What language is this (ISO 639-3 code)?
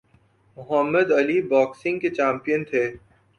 urd